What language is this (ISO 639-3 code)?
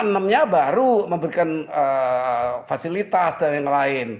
ind